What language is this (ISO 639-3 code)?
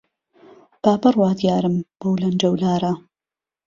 ckb